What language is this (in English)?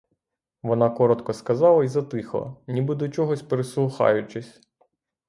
Ukrainian